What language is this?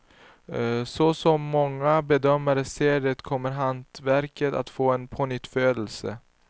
Swedish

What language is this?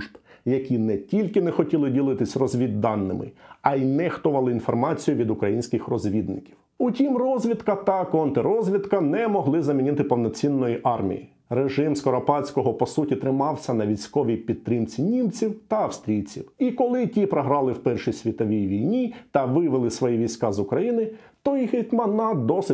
Ukrainian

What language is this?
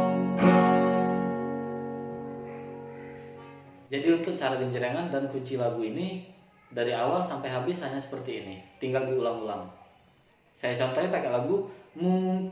Indonesian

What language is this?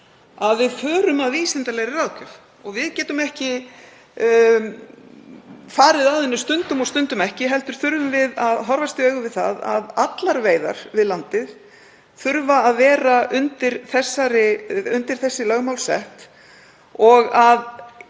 Icelandic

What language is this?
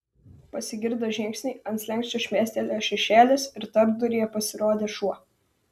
Lithuanian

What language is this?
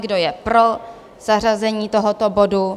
Czech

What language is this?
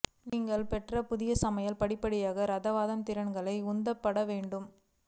Tamil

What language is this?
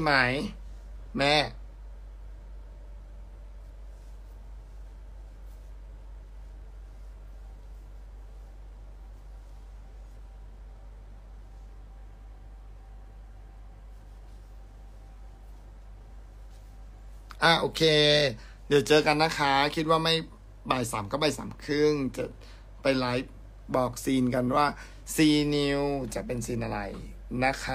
Thai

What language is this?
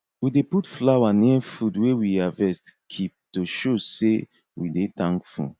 Nigerian Pidgin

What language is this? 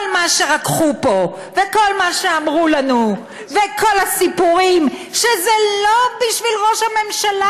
Hebrew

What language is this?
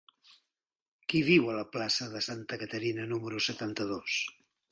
Catalan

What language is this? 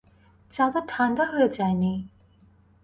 Bangla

